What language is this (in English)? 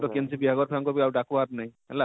Odia